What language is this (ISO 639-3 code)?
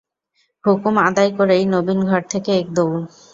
ben